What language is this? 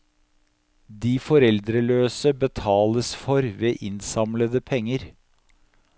Norwegian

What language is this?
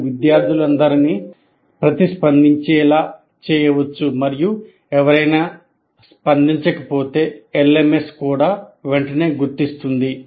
Telugu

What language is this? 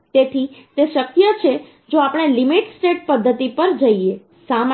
Gujarati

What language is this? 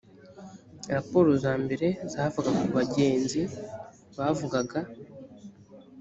Kinyarwanda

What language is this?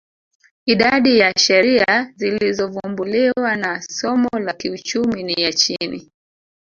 Swahili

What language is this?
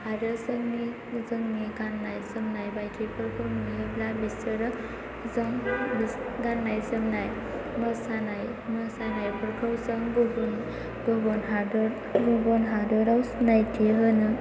Bodo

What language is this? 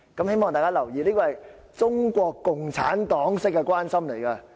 Cantonese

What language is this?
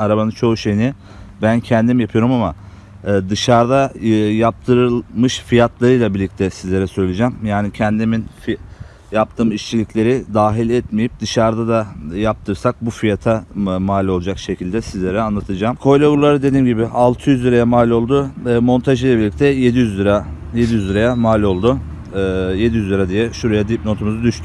Turkish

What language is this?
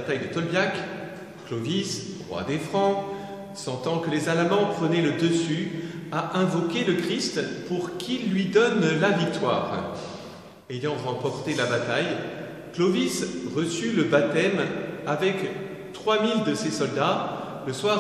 French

